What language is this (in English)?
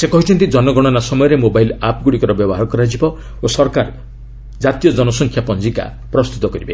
Odia